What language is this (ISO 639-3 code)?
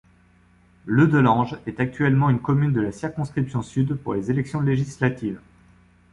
fra